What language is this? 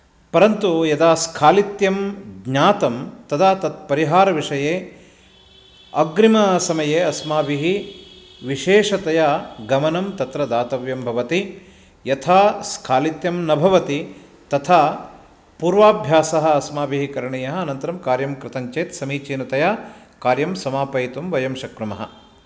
Sanskrit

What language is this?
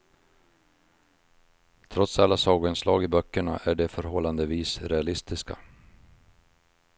Swedish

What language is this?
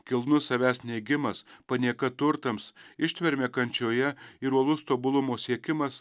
Lithuanian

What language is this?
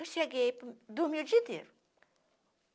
Portuguese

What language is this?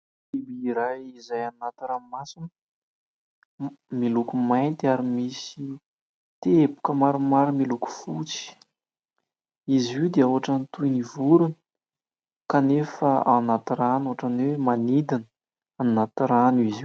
Malagasy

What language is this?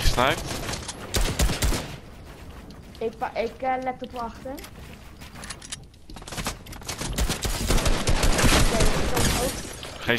Dutch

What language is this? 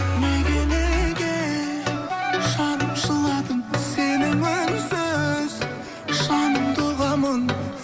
Kazakh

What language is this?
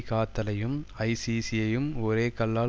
Tamil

